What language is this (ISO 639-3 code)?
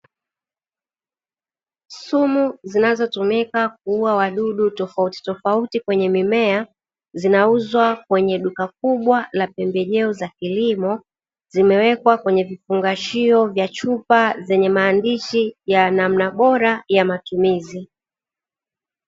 swa